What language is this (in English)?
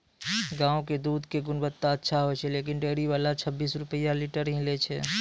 Maithili